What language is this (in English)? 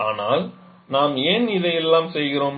Tamil